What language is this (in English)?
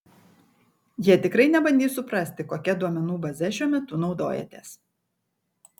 Lithuanian